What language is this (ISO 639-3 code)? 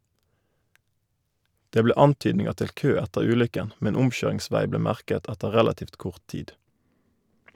nor